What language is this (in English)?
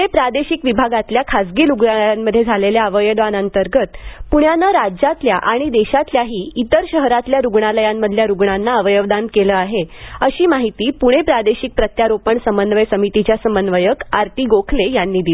Marathi